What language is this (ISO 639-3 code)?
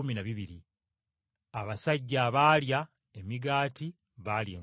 lug